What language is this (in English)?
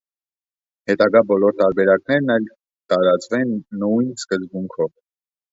Armenian